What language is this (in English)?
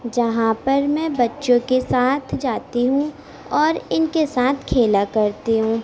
Urdu